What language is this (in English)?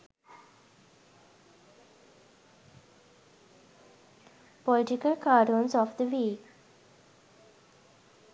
Sinhala